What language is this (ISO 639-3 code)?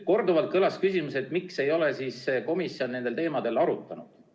est